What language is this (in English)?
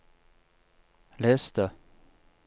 Norwegian